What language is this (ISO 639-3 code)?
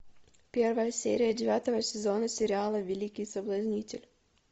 rus